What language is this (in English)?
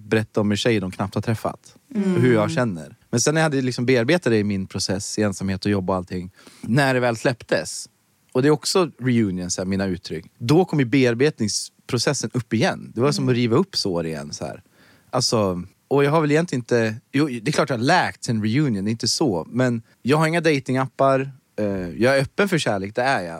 Swedish